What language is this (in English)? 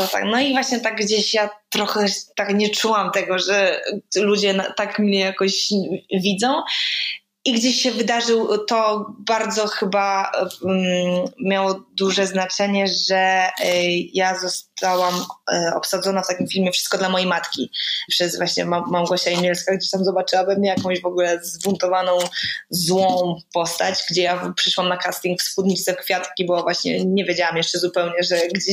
Polish